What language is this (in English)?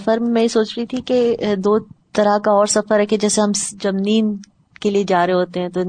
Urdu